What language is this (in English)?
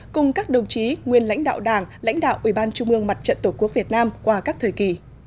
Vietnamese